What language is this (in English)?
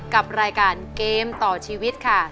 Thai